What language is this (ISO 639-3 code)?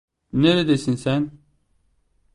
tur